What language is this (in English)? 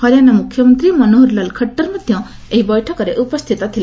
Odia